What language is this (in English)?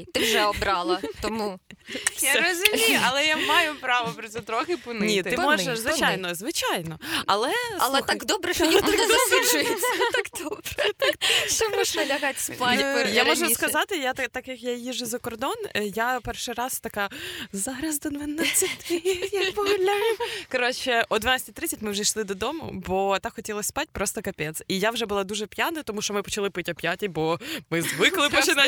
Ukrainian